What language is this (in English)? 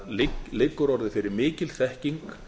Icelandic